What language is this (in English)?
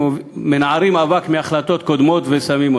Hebrew